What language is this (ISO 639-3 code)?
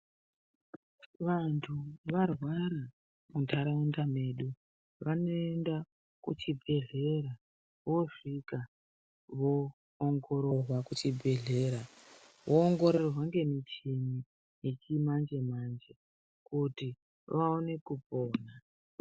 ndc